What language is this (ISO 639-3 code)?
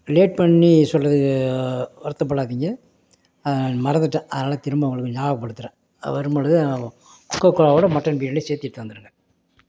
tam